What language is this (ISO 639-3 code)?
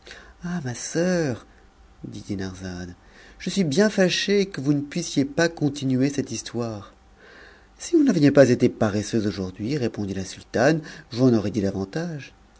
fra